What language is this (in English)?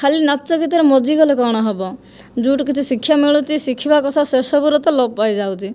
Odia